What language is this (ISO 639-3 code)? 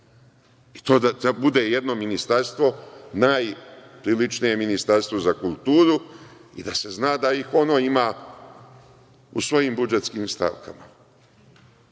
srp